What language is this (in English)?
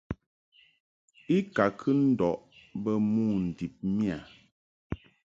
Mungaka